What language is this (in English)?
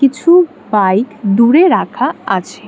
Bangla